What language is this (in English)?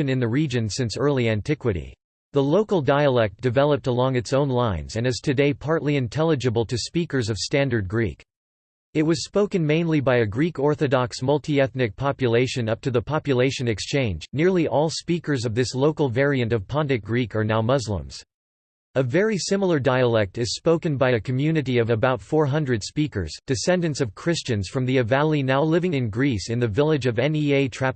English